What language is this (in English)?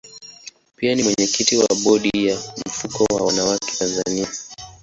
Swahili